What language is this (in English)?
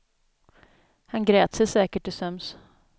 Swedish